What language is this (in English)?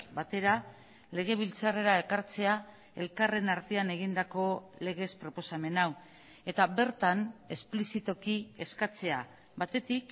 Basque